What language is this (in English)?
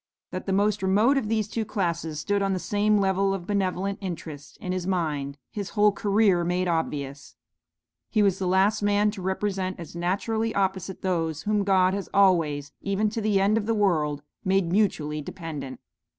English